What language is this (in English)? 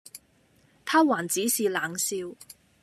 Cantonese